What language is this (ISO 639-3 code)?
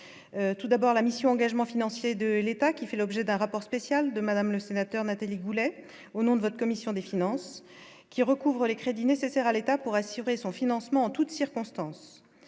fra